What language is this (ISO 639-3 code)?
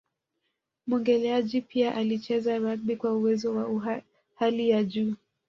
swa